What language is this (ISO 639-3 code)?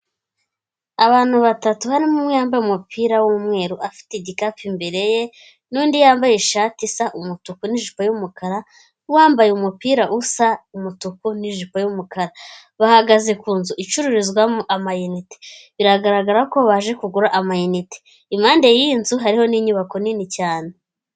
kin